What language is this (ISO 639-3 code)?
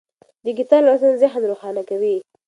pus